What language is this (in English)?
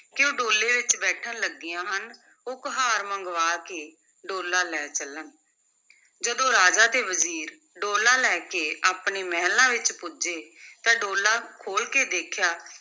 Punjabi